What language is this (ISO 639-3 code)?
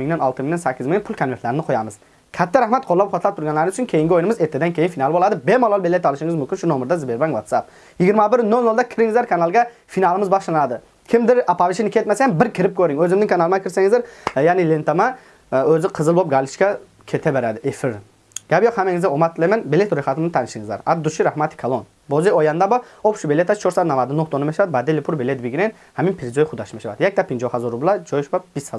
tur